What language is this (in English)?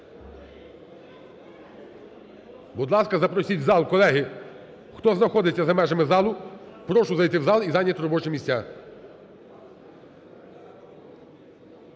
Ukrainian